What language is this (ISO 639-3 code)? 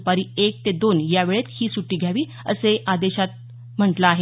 mar